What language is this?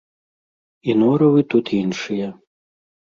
Belarusian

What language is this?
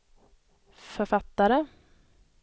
Swedish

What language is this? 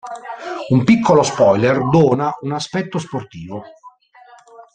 Italian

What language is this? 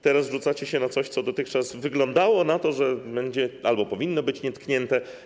Polish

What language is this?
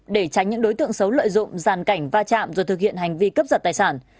Vietnamese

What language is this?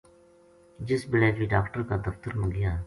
Gujari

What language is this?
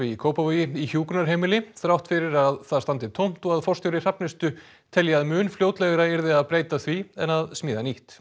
Icelandic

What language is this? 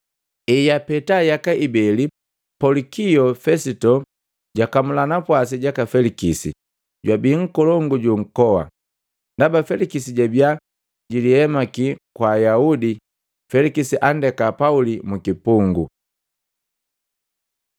Matengo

